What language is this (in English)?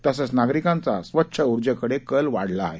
Marathi